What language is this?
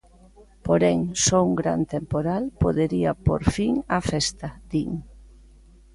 Galician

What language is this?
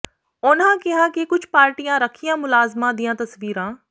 Punjabi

